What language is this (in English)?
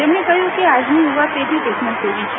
Gujarati